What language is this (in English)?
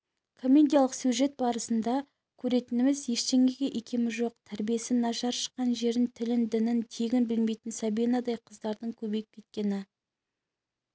Kazakh